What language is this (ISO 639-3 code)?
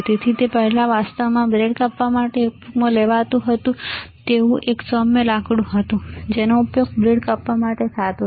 guj